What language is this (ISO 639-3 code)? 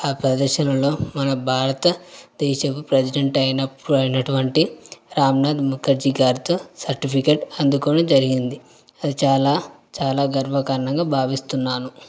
tel